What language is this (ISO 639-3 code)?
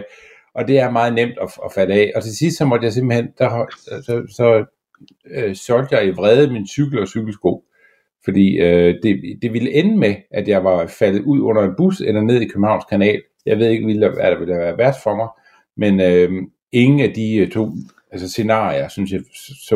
dan